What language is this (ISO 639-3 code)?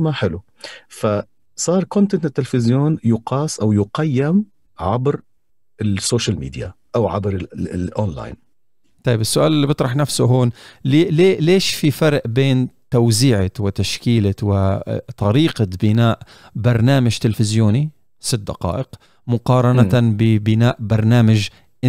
ara